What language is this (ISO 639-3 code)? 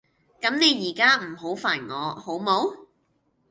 yue